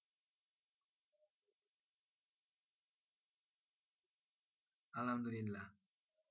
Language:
Bangla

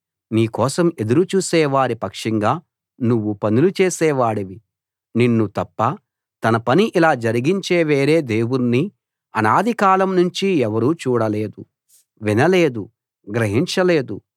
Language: Telugu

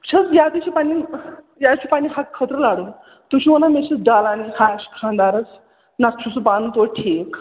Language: Kashmiri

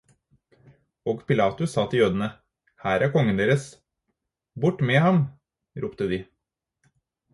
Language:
Norwegian Bokmål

